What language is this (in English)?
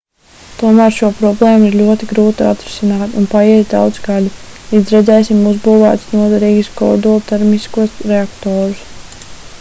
Latvian